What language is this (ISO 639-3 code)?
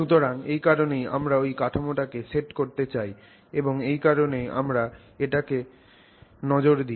ben